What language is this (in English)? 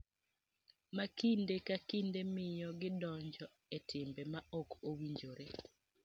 Luo (Kenya and Tanzania)